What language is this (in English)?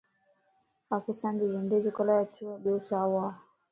Lasi